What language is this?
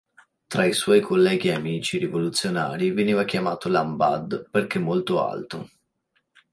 Italian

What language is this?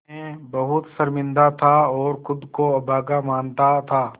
Hindi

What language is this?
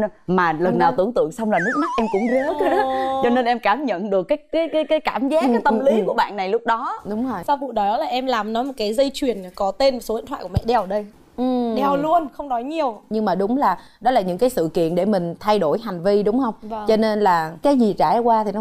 Vietnamese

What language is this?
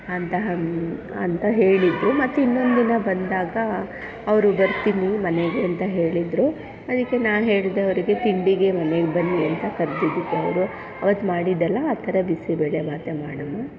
Kannada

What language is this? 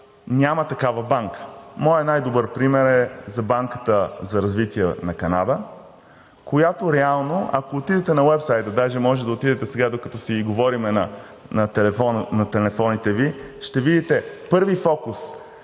Bulgarian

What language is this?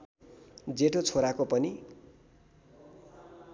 Nepali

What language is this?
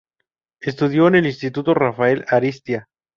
Spanish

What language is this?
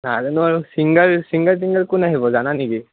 Assamese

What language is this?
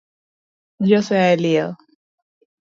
Luo (Kenya and Tanzania)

